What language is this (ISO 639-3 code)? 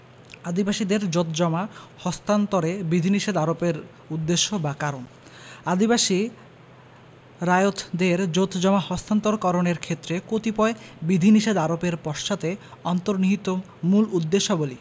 ben